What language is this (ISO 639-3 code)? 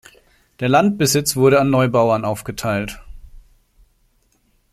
deu